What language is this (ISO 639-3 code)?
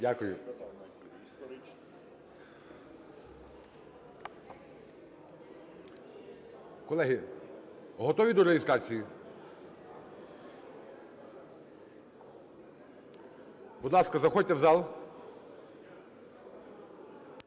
ukr